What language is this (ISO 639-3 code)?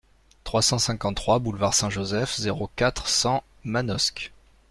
fra